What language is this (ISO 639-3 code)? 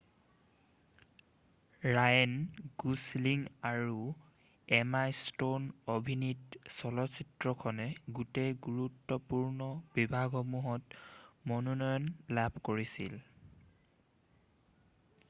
asm